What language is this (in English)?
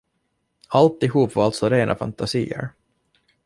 Swedish